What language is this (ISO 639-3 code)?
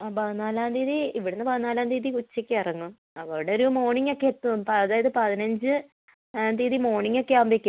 mal